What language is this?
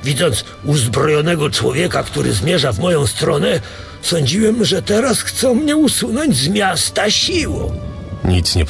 Polish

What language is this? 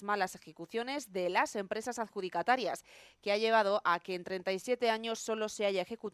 Spanish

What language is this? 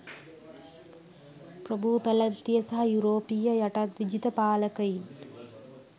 Sinhala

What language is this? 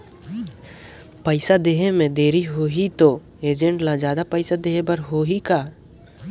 Chhattisgarhi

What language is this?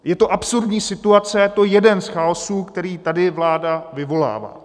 Czech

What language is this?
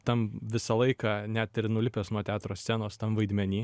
Lithuanian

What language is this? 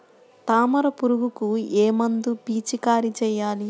Telugu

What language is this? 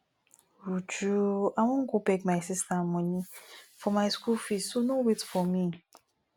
Nigerian Pidgin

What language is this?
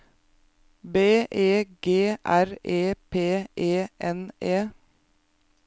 Norwegian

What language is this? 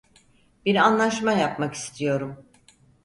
Turkish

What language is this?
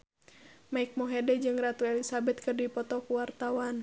Sundanese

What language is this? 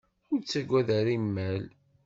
Kabyle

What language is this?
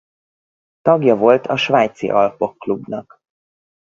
Hungarian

